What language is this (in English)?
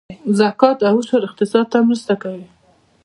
Pashto